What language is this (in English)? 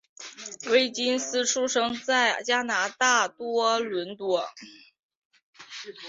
Chinese